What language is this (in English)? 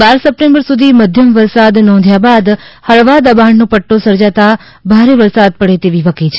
Gujarati